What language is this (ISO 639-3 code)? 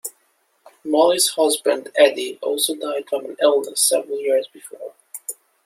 eng